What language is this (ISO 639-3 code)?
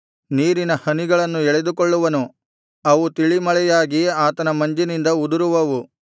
kan